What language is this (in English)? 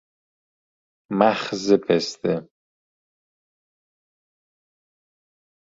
Persian